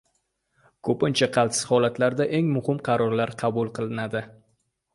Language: Uzbek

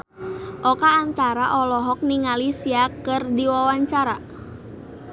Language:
Sundanese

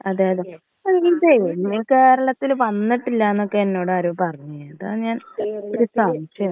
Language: Malayalam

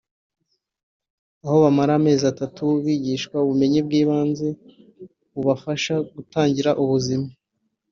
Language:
Kinyarwanda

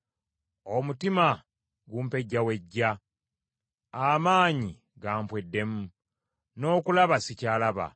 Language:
Ganda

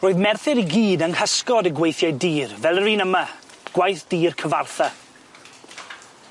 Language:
Welsh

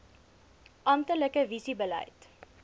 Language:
Afrikaans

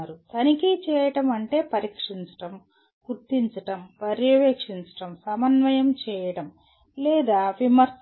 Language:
Telugu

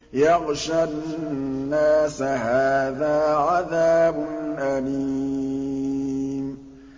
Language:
Arabic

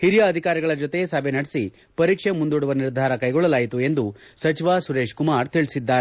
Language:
Kannada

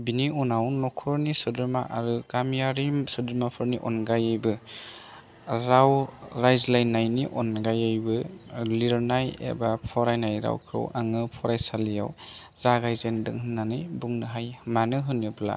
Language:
Bodo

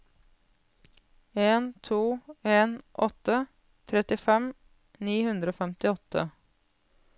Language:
Norwegian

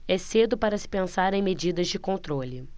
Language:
Portuguese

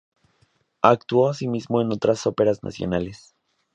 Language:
Spanish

